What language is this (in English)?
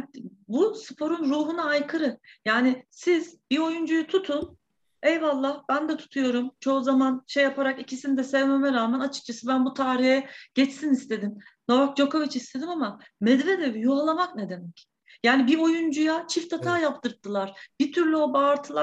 Turkish